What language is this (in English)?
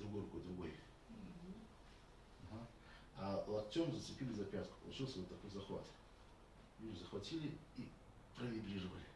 Russian